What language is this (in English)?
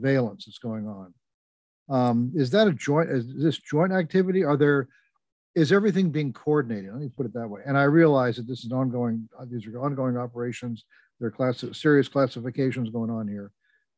English